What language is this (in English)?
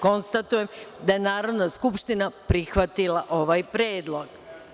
Serbian